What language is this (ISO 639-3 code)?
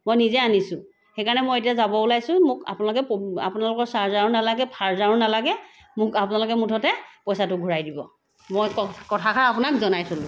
asm